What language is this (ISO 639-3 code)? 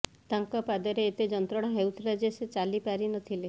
ori